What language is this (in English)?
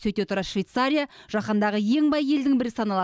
Kazakh